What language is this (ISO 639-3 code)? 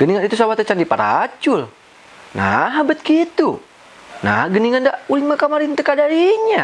ind